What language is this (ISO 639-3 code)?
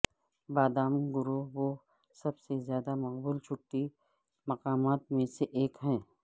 urd